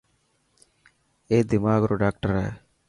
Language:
Dhatki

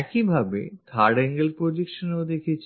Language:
Bangla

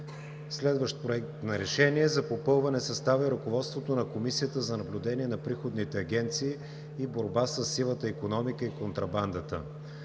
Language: Bulgarian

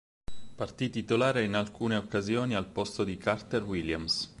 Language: Italian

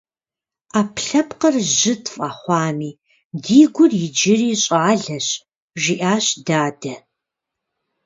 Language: Kabardian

